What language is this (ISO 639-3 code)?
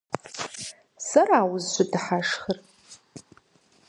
kbd